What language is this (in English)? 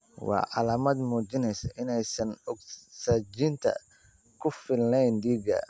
Somali